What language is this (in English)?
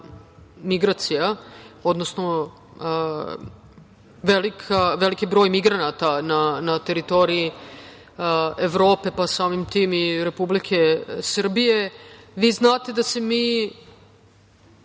Serbian